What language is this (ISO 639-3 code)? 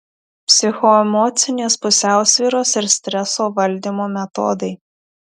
lit